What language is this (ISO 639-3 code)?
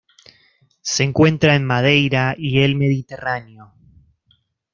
spa